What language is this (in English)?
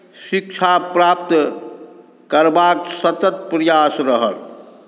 Maithili